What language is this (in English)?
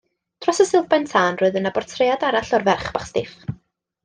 Welsh